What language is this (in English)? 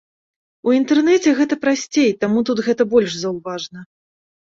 Belarusian